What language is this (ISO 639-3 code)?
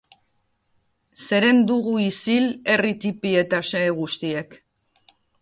eus